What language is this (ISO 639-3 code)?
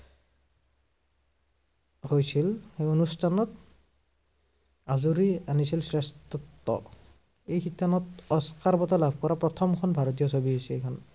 asm